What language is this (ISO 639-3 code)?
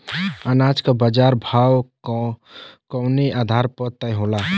bho